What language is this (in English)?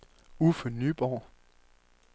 Danish